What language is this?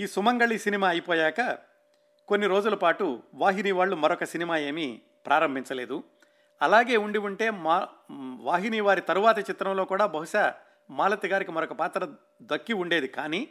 Telugu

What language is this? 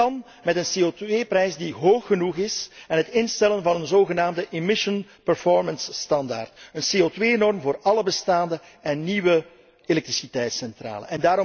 Dutch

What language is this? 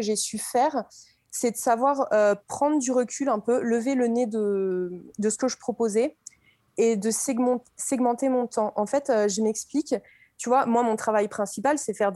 French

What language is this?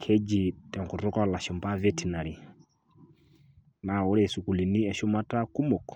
Masai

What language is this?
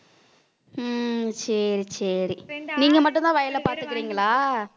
Tamil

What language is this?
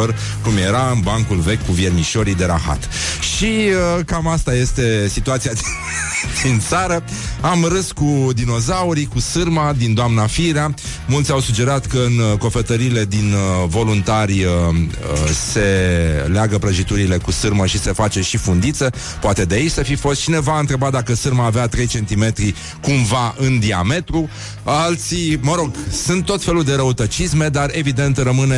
Romanian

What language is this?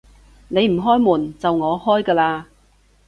Cantonese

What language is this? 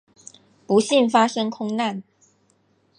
Chinese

